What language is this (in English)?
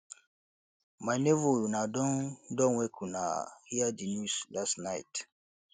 Nigerian Pidgin